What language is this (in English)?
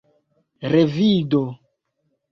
Esperanto